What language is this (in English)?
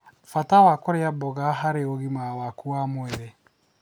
Kikuyu